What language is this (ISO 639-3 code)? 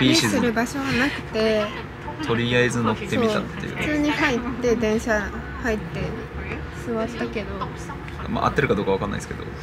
jpn